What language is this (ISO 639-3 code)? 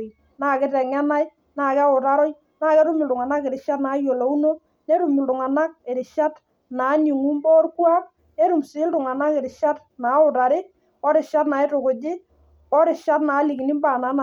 mas